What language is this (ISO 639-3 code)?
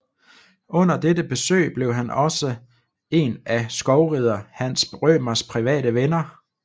dan